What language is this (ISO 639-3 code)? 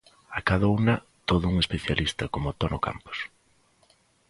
glg